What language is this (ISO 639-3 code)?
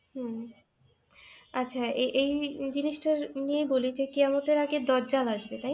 ben